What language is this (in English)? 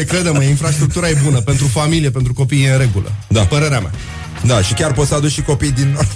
Romanian